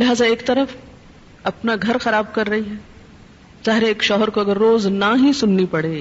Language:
Urdu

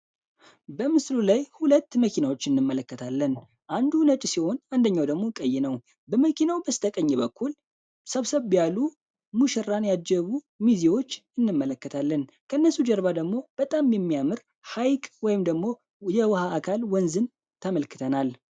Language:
Amharic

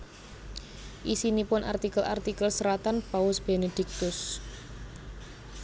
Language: Javanese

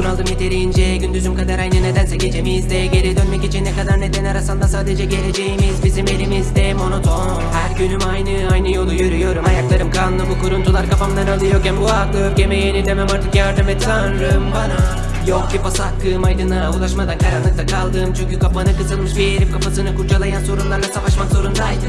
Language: Turkish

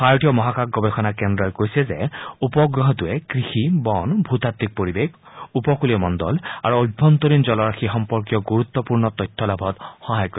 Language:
Assamese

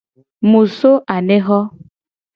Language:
Gen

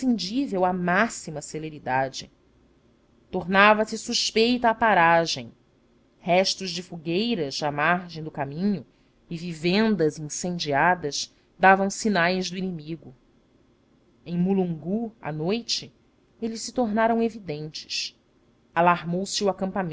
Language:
Portuguese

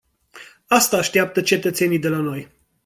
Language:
Romanian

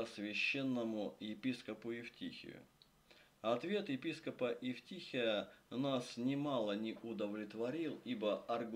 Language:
Russian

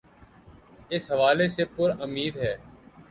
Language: Urdu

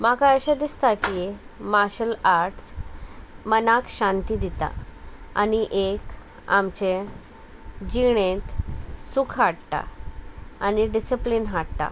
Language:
Konkani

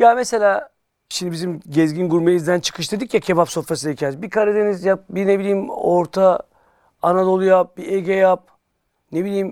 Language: Turkish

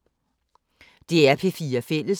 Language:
Danish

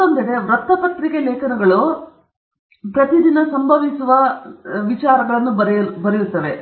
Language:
Kannada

